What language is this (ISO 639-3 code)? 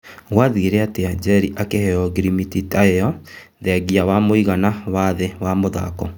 kik